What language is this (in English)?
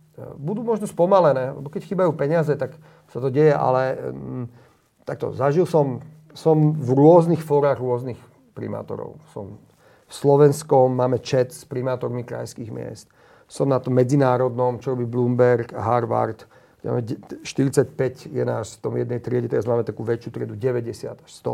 Slovak